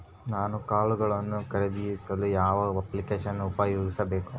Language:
Kannada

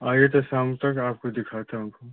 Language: Hindi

